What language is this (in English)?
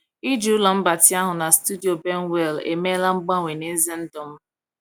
Igbo